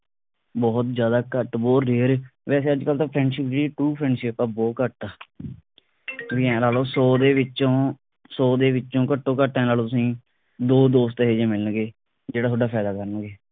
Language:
Punjabi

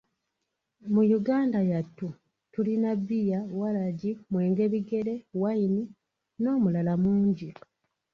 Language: Ganda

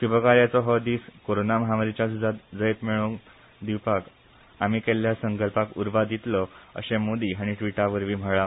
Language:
Konkani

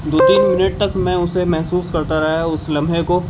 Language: Urdu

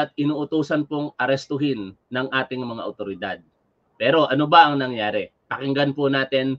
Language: Filipino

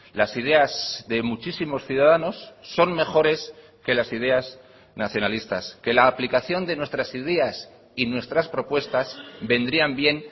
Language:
Spanish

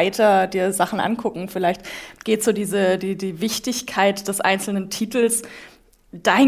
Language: German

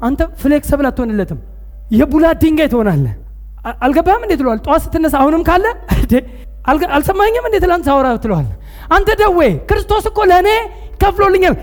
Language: Amharic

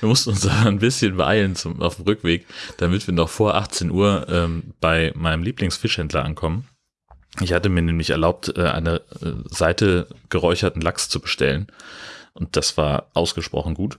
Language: German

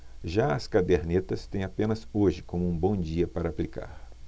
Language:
Portuguese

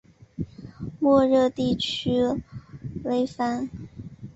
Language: Chinese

